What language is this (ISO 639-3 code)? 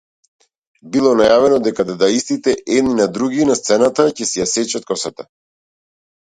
mkd